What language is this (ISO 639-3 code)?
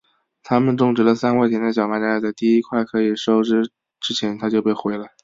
zho